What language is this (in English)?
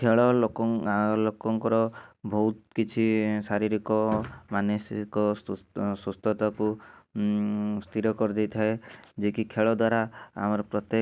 Odia